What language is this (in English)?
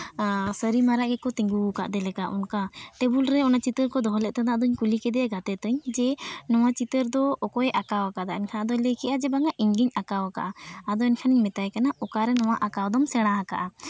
Santali